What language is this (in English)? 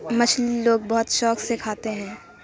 Urdu